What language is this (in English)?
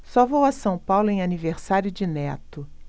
Portuguese